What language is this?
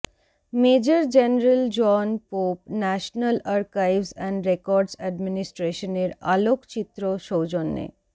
Bangla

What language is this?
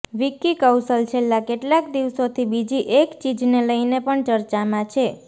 Gujarati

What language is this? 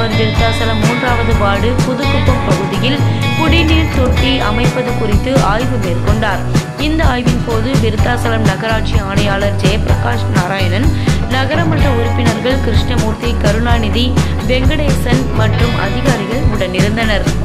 Japanese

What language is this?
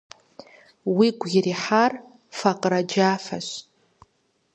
Kabardian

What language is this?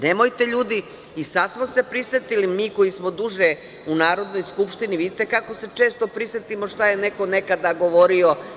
Serbian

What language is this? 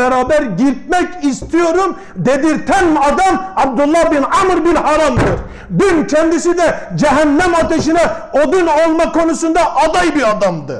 Turkish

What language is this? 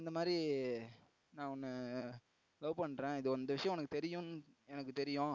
Tamil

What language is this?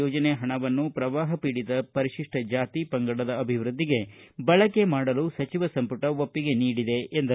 Kannada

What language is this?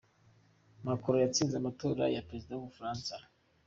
Kinyarwanda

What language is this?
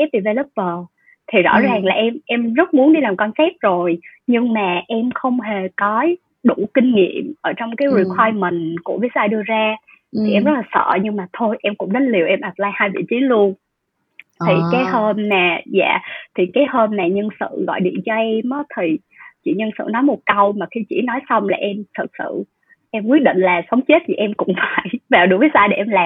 Vietnamese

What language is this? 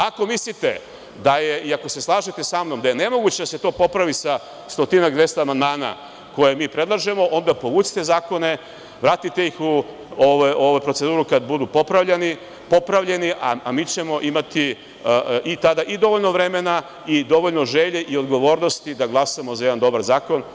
Serbian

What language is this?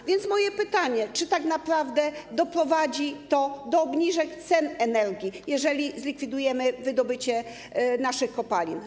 Polish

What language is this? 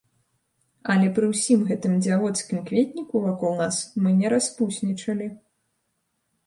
Belarusian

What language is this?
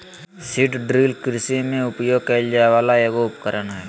Magahi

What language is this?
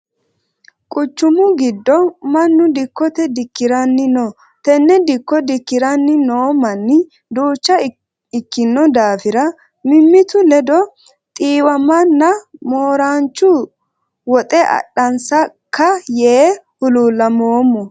Sidamo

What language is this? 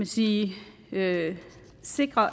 Danish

